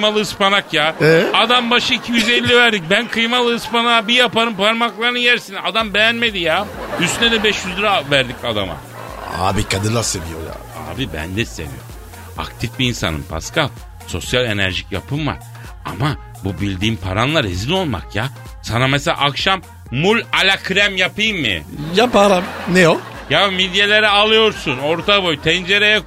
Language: Turkish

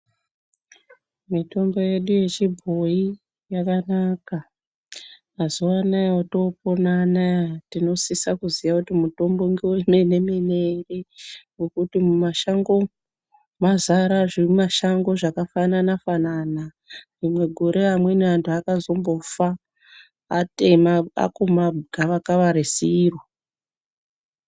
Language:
Ndau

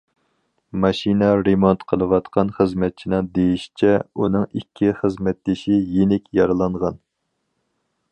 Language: Uyghur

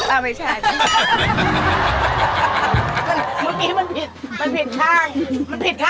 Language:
Thai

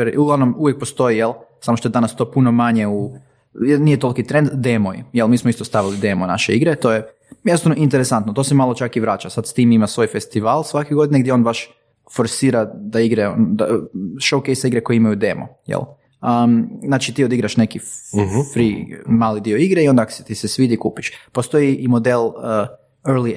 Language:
Croatian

